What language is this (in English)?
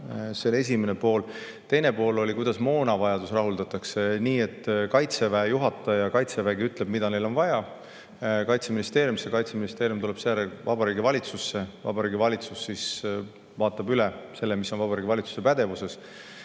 Estonian